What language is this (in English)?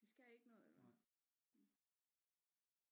Danish